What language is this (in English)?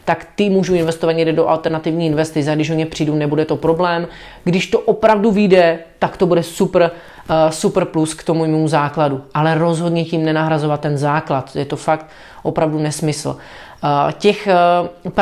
Czech